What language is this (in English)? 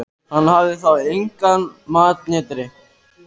Icelandic